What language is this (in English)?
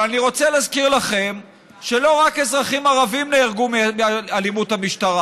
Hebrew